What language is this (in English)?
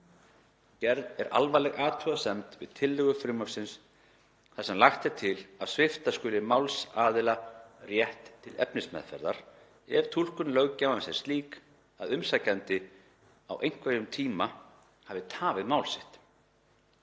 Icelandic